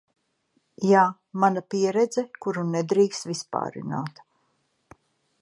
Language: Latvian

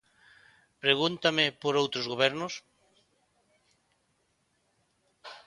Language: Galician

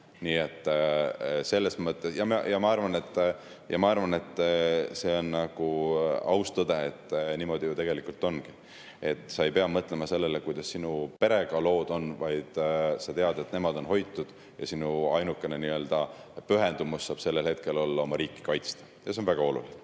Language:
Estonian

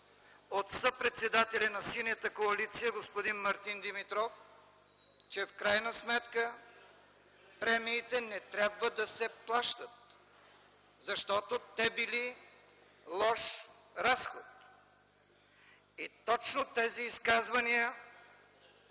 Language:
Bulgarian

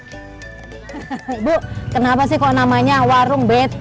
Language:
Indonesian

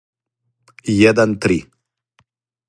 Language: Serbian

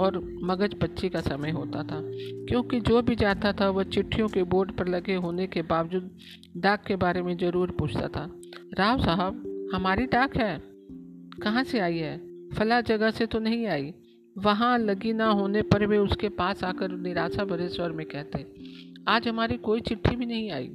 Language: Hindi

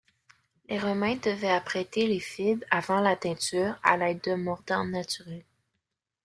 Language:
French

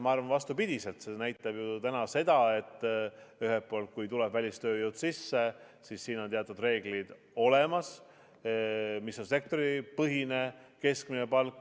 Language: Estonian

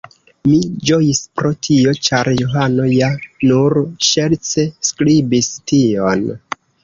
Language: Esperanto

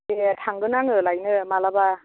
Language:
Bodo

